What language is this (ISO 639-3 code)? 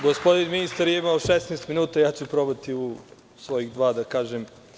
srp